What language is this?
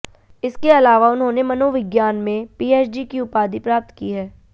Hindi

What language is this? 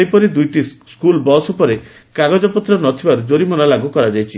Odia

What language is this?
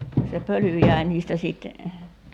Finnish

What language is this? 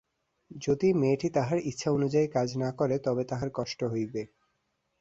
Bangla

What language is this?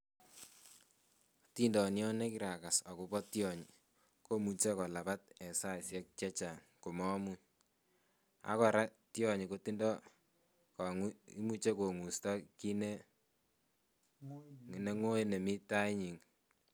Kalenjin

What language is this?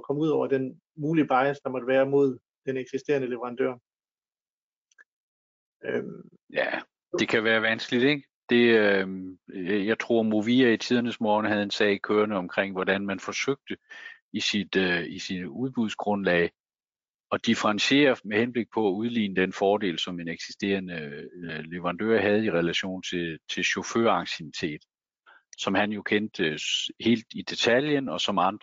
Danish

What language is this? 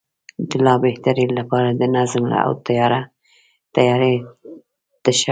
Pashto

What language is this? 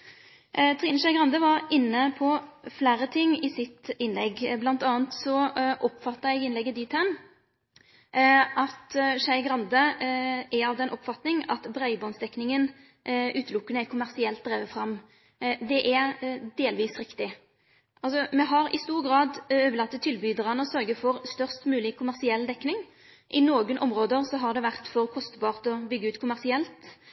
Norwegian Nynorsk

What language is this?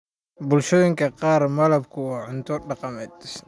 Somali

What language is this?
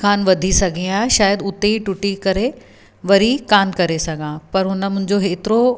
Sindhi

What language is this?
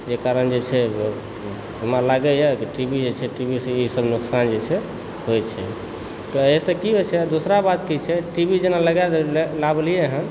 Maithili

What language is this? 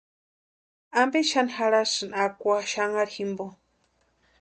Western Highland Purepecha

